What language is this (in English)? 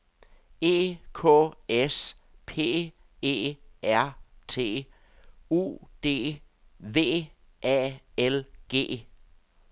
Danish